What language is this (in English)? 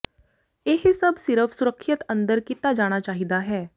Punjabi